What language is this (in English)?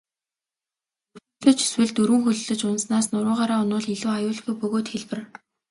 Mongolian